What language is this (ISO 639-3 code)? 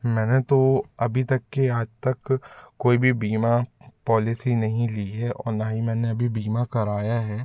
hin